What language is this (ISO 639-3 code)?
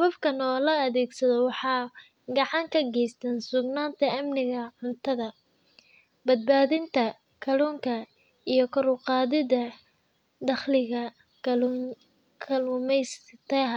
som